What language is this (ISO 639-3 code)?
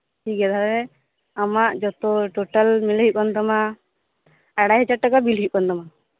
sat